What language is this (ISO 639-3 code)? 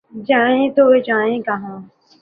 urd